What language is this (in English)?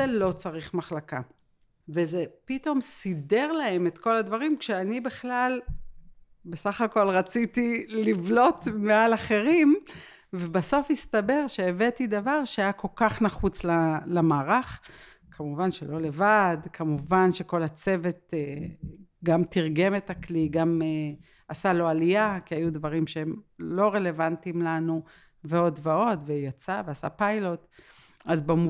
Hebrew